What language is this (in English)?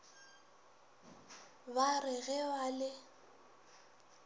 Northern Sotho